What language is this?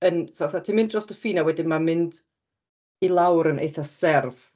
Welsh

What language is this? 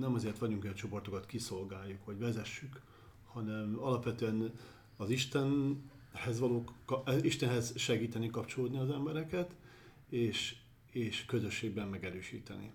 Hungarian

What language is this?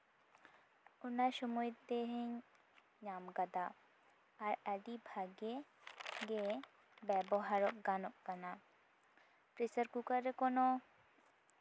Santali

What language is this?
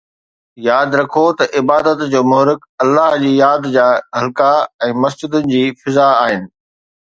Sindhi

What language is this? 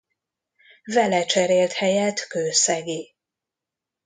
Hungarian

